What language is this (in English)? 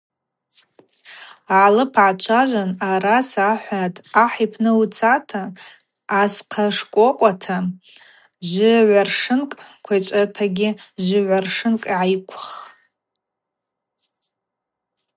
Abaza